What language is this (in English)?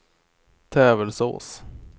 Swedish